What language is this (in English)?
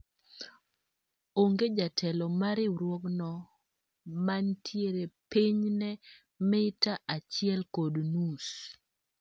Luo (Kenya and Tanzania)